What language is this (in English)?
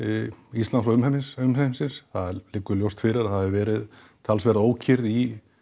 Icelandic